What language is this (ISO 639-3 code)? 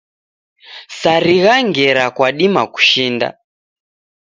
dav